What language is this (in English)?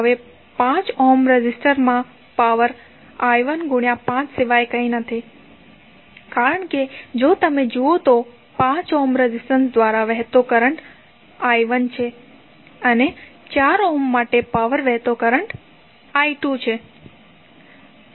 Gujarati